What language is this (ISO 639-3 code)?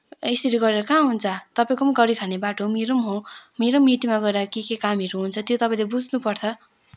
nep